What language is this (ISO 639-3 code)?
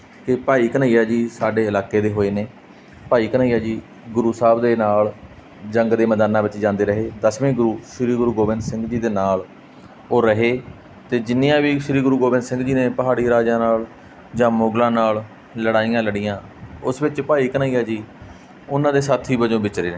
pan